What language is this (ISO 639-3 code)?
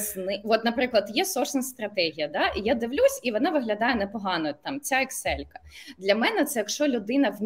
ukr